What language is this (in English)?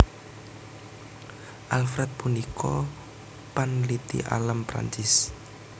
Javanese